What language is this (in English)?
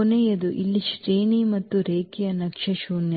Kannada